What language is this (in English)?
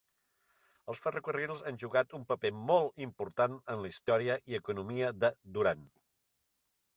Catalan